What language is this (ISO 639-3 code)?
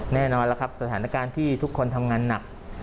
tha